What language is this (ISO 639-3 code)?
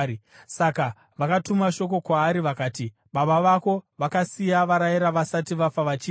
sna